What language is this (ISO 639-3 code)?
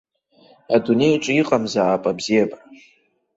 abk